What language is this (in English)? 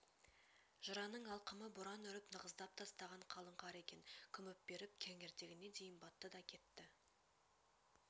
Kazakh